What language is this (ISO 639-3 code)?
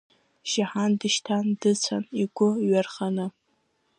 abk